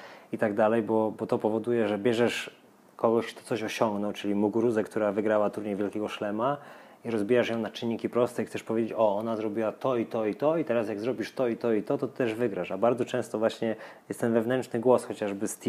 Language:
Polish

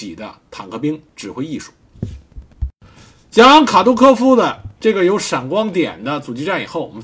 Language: Chinese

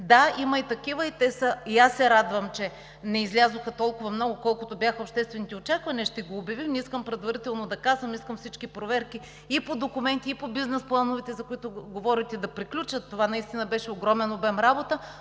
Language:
Bulgarian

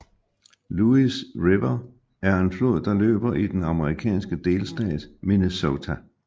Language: Danish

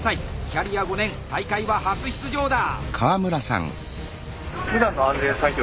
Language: Japanese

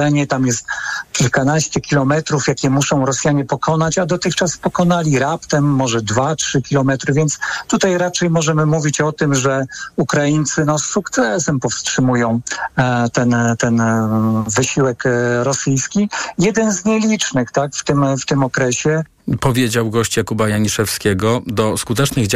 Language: Polish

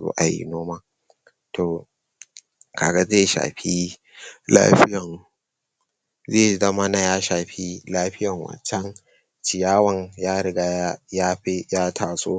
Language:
Hausa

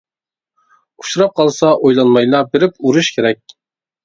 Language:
Uyghur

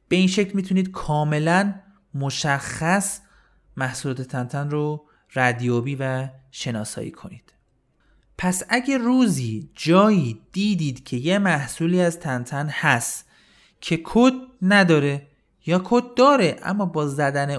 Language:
Persian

